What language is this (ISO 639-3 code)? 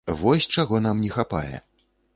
bel